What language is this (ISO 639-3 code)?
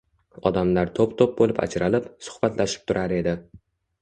uzb